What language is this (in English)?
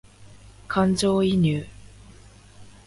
Japanese